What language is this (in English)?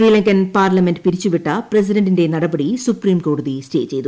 Malayalam